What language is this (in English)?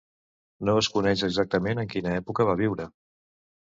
Catalan